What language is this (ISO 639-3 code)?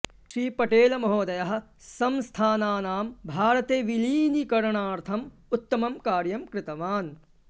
san